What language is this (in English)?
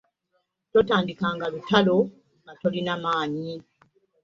Ganda